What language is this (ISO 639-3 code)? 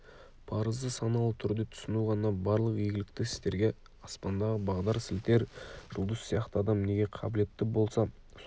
kaz